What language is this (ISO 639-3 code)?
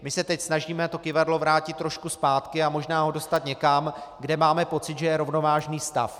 ces